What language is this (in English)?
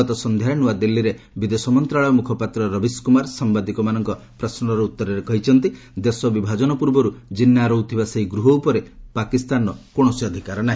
Odia